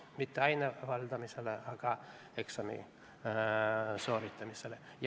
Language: Estonian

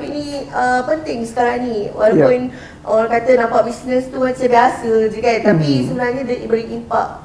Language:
Malay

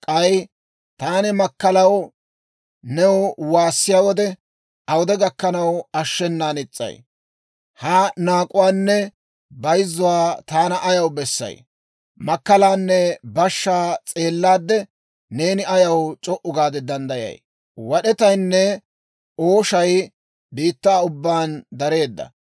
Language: Dawro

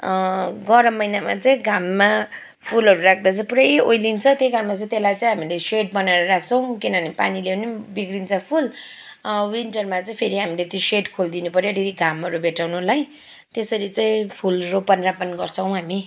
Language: Nepali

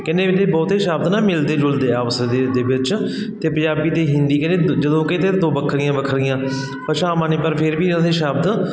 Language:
Punjabi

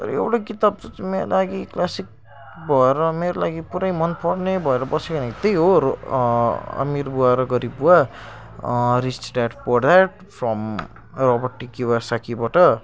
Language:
Nepali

